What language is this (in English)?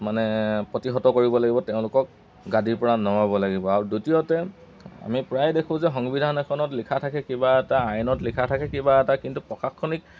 Assamese